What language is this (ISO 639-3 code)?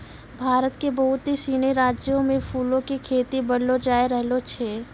mai